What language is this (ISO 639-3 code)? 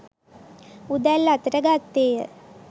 sin